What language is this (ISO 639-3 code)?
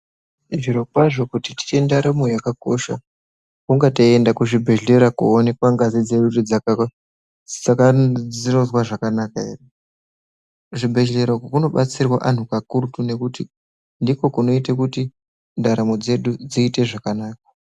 ndc